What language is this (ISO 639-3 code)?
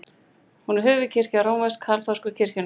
isl